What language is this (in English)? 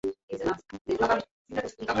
Bangla